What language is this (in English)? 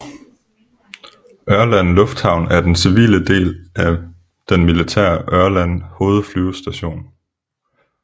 Danish